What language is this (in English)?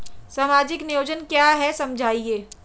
Hindi